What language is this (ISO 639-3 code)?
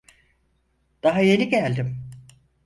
tur